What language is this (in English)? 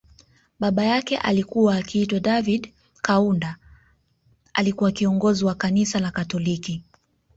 Swahili